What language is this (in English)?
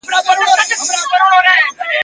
Pashto